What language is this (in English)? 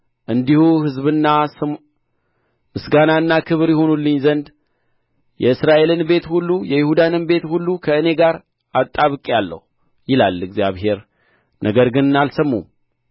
Amharic